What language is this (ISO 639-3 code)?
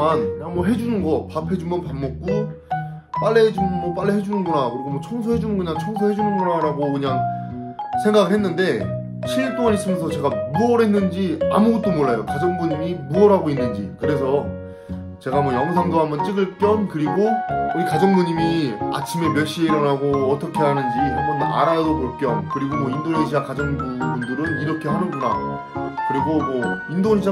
kor